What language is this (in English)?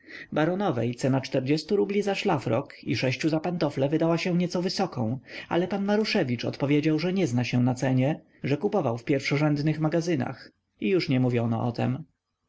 Polish